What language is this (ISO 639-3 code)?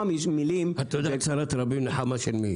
heb